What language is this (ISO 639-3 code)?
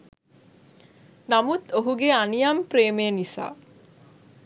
sin